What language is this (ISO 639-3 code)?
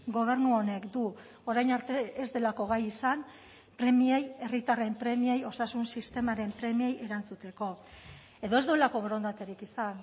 eus